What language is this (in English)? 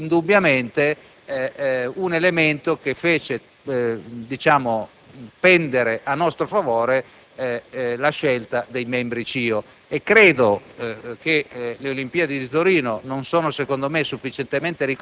Italian